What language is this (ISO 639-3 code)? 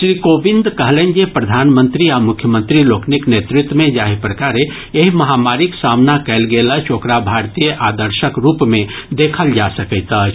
mai